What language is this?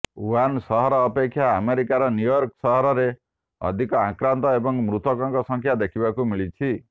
Odia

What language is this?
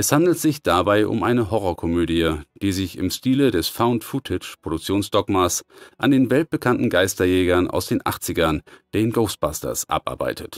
German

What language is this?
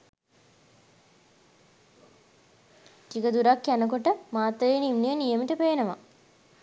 Sinhala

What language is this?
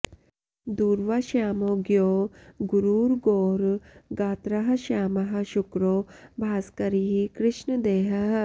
Sanskrit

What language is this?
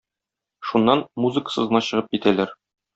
Tatar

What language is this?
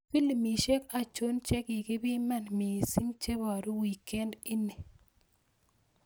Kalenjin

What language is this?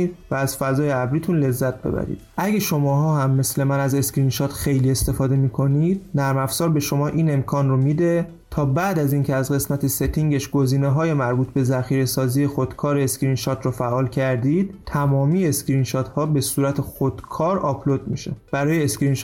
Persian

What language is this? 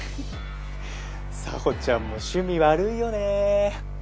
Japanese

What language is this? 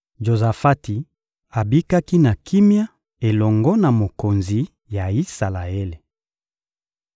Lingala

